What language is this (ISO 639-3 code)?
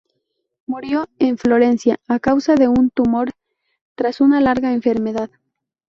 spa